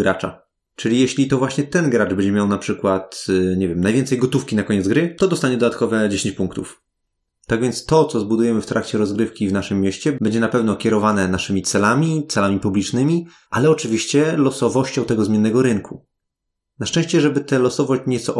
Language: Polish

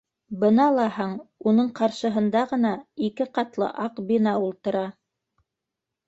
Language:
Bashkir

